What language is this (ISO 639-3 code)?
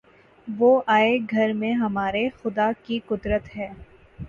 urd